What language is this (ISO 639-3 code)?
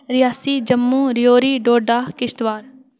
doi